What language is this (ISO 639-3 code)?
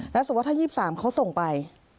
tha